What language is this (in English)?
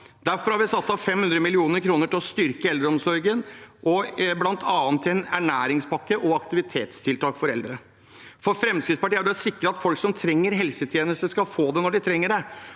Norwegian